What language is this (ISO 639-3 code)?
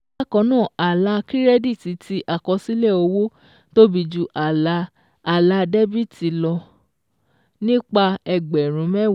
yor